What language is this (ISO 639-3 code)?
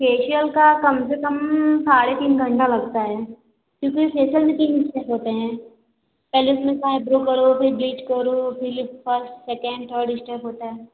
hin